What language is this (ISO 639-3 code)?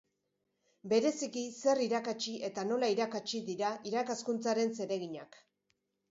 eus